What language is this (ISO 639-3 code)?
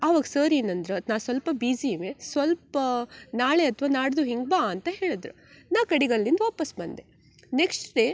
kan